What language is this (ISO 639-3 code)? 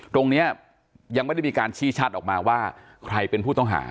tha